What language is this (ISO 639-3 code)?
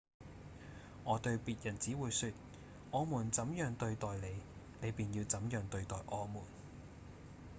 yue